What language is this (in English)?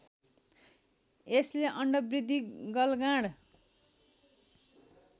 Nepali